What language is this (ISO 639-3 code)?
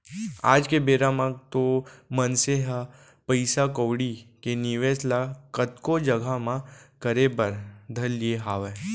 hne